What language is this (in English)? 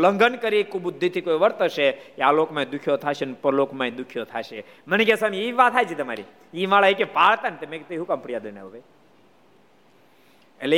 Gujarati